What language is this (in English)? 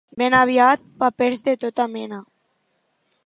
Catalan